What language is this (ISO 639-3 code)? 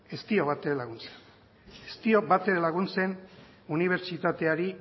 eus